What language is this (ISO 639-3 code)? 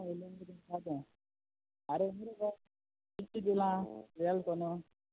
kok